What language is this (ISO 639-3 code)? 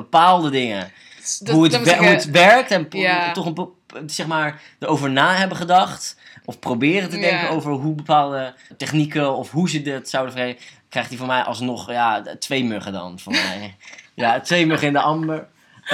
nld